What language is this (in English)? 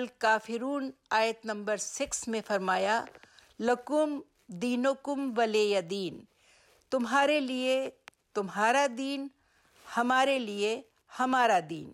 Urdu